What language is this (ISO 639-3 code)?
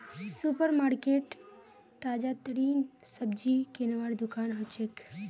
mag